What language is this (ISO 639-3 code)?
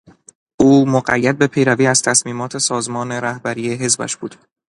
fas